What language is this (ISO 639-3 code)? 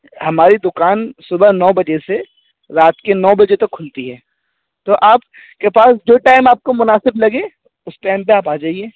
urd